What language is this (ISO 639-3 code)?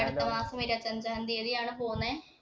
mal